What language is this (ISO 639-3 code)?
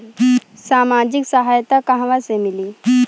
bho